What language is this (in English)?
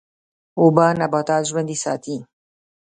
Pashto